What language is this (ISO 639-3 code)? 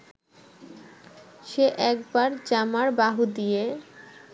ben